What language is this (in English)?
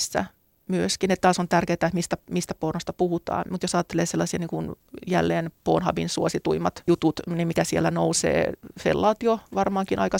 Finnish